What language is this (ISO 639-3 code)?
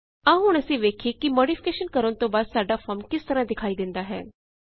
pan